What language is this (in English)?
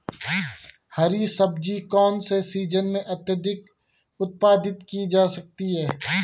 Hindi